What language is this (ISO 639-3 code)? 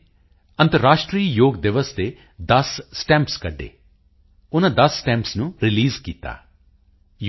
pan